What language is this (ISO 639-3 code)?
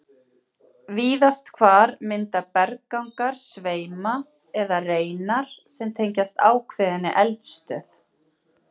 isl